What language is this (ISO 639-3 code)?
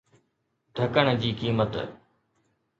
snd